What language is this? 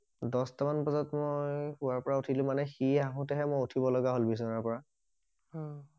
Assamese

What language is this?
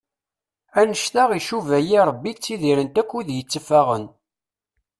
Kabyle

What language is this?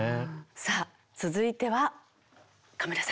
Japanese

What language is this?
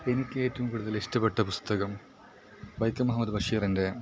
Malayalam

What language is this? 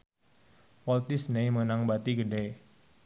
Sundanese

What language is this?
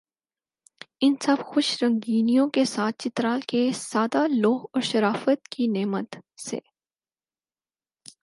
Urdu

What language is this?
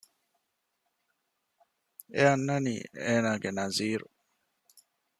Divehi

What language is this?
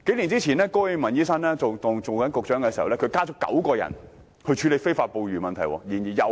Cantonese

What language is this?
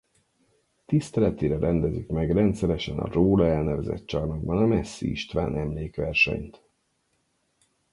Hungarian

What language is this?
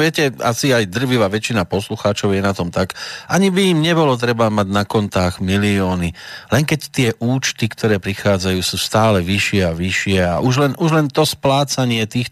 Slovak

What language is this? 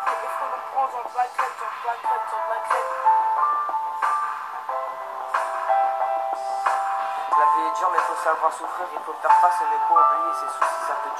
Bulgarian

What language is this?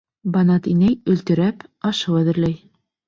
Bashkir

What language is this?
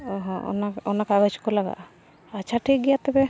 Santali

